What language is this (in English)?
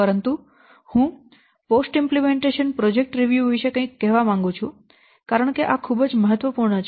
Gujarati